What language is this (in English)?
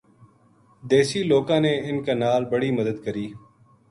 Gujari